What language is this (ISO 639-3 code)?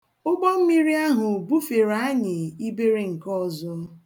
ibo